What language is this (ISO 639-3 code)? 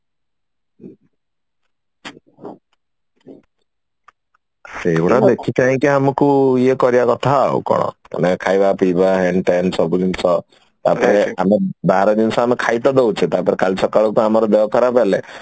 ori